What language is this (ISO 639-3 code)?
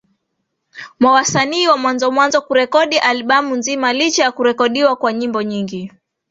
swa